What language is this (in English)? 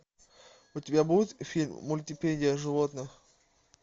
Russian